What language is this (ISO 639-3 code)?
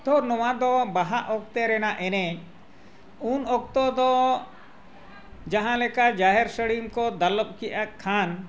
sat